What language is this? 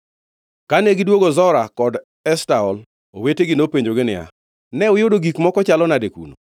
Luo (Kenya and Tanzania)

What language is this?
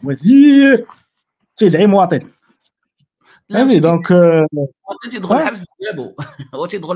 Arabic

